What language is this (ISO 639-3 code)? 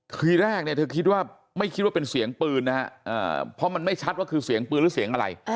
tha